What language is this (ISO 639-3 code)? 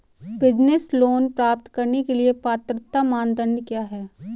hin